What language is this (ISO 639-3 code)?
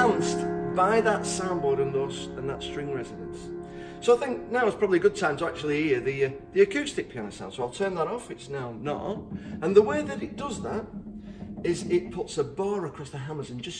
eng